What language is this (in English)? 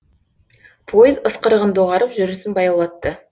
Kazakh